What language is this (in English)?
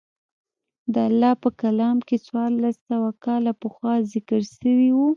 Pashto